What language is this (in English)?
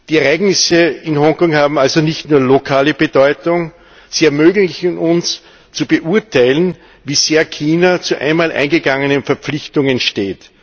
German